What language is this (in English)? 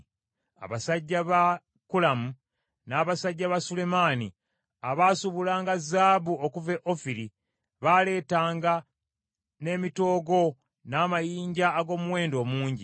Ganda